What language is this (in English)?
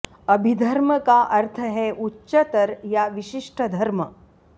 Sanskrit